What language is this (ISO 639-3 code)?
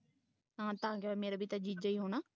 pan